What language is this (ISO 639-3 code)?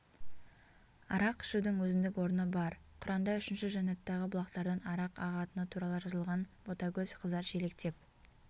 kaz